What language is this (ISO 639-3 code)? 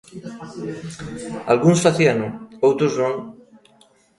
glg